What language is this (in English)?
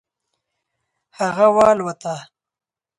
Pashto